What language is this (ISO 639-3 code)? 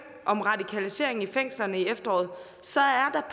dan